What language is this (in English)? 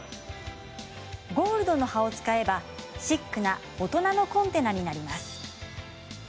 Japanese